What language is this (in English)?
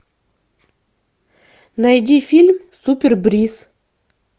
Russian